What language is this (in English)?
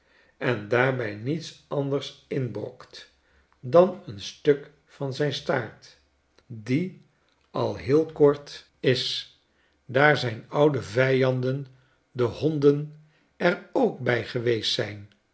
Dutch